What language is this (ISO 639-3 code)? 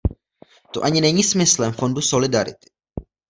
ces